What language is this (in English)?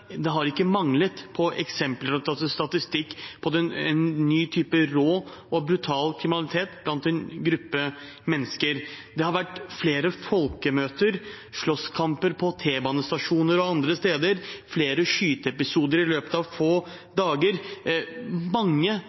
Norwegian Bokmål